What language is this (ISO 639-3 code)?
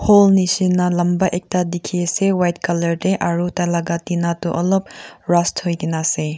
nag